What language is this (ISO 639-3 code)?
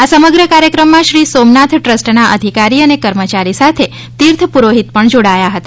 guj